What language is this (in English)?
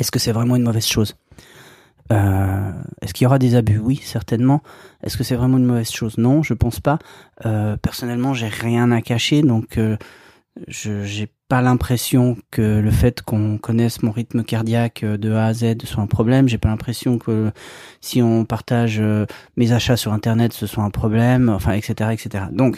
French